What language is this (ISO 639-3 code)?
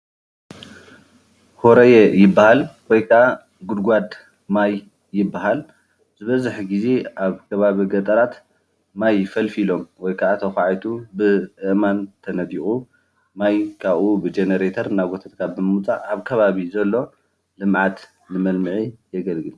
tir